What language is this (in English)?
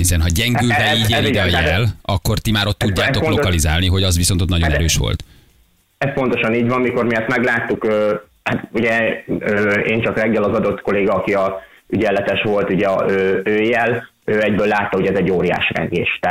Hungarian